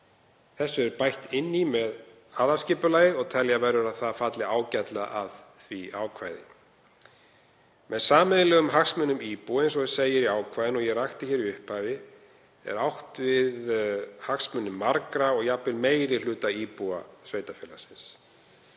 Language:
Icelandic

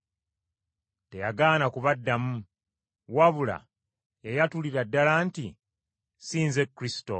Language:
Ganda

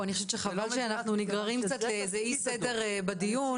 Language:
Hebrew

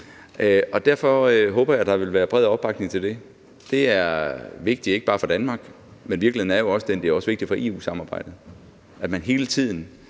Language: Danish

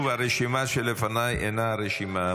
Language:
Hebrew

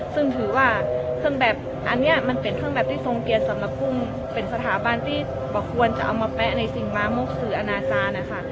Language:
Thai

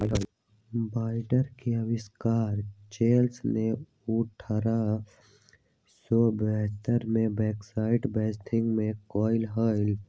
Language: Magahi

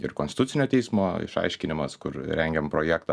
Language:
Lithuanian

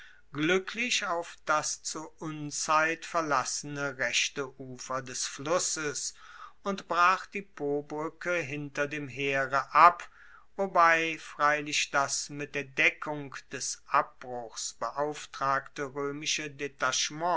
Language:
German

